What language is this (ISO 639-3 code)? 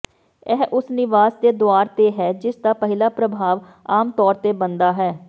pan